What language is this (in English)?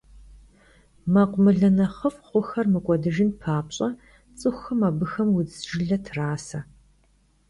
Kabardian